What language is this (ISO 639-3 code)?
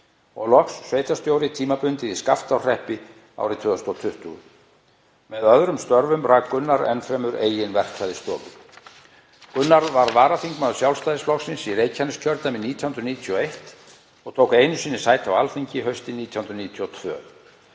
isl